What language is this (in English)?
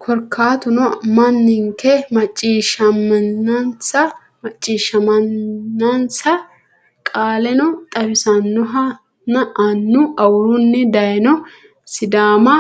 Sidamo